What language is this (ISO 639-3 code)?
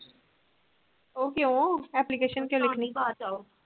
pan